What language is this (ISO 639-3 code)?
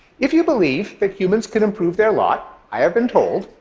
eng